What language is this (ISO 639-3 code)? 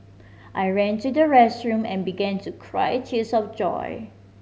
eng